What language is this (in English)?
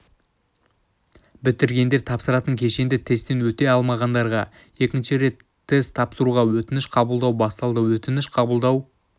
Kazakh